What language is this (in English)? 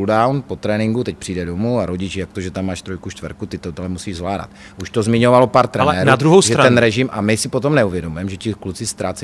Czech